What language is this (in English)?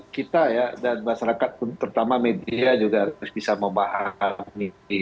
Indonesian